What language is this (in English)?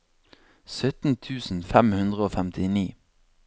Norwegian